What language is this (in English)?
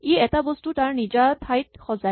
Assamese